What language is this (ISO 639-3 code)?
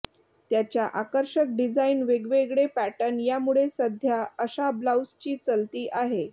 mar